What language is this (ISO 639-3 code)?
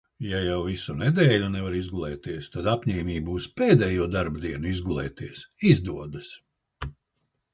lav